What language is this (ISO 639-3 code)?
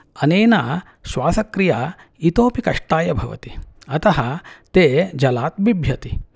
san